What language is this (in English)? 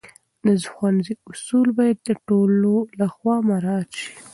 Pashto